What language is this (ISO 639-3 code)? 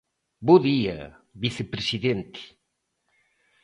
glg